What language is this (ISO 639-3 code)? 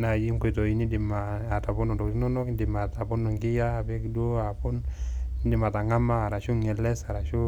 mas